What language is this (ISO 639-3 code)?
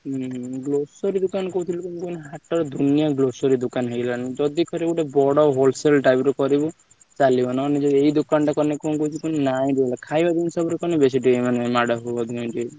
ori